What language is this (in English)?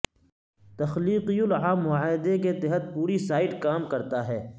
Urdu